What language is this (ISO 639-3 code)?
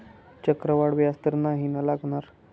mar